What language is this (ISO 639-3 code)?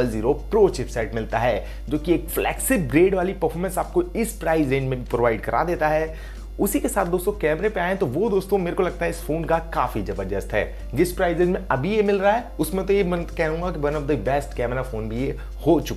hin